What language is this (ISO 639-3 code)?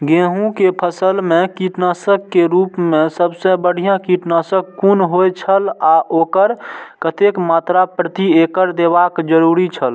mai